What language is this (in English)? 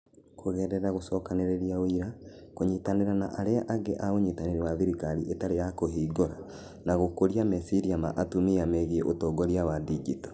Kikuyu